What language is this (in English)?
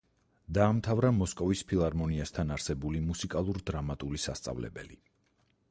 Georgian